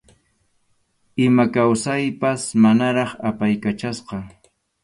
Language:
Arequipa-La Unión Quechua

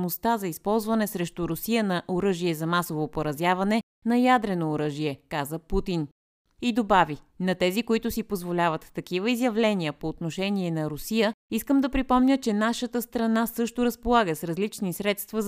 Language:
Bulgarian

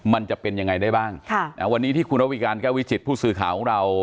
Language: Thai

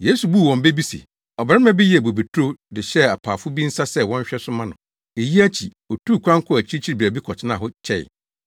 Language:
Akan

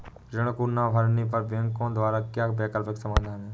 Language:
Hindi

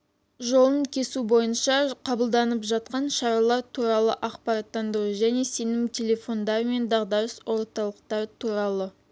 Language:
Kazakh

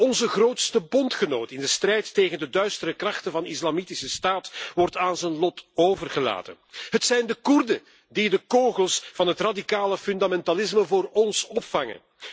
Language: Dutch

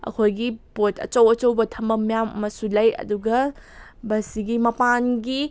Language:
Manipuri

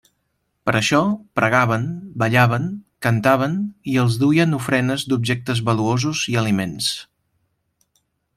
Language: Catalan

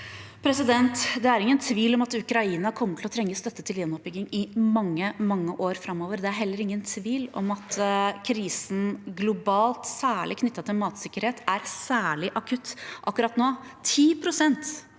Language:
Norwegian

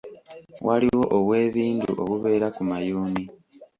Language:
Ganda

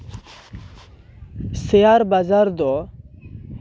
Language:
Santali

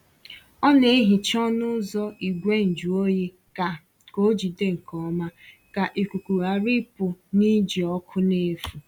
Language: Igbo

